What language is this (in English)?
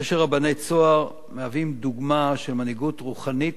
Hebrew